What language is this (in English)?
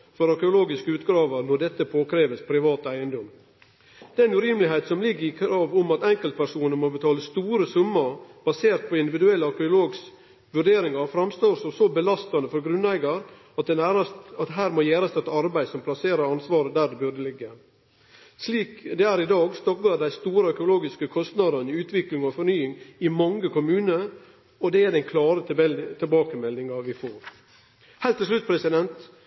Norwegian Nynorsk